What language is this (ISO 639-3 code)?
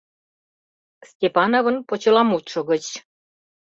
chm